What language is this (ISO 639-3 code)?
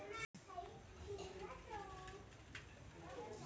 bho